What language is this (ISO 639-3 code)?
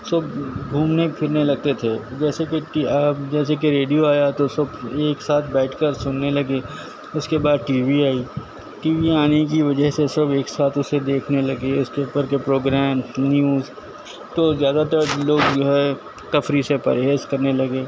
urd